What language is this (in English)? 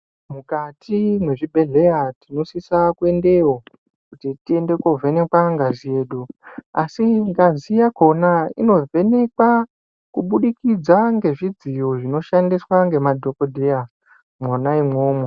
Ndau